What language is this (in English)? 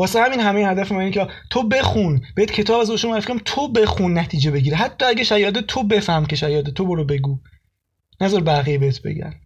Persian